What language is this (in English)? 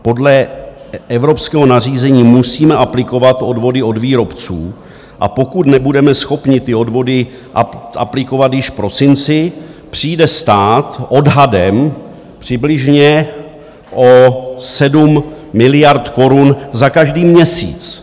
Czech